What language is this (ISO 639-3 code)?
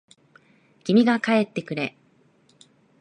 jpn